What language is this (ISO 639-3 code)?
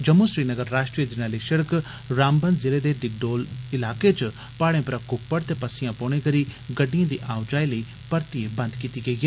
doi